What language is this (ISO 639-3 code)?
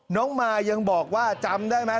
tha